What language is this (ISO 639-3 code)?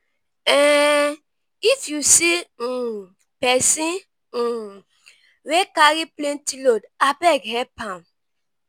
pcm